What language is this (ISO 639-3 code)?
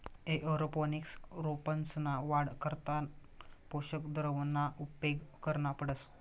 mar